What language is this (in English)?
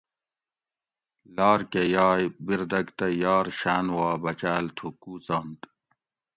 Gawri